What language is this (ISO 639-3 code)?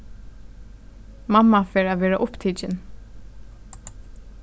fao